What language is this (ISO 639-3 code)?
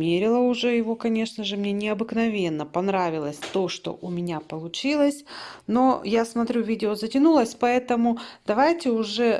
rus